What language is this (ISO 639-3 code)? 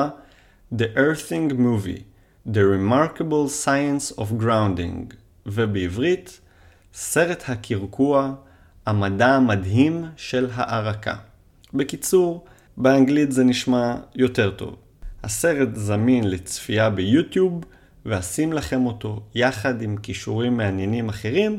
heb